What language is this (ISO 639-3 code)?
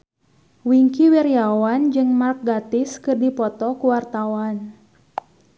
sun